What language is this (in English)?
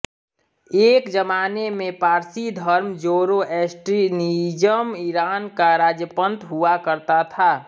Hindi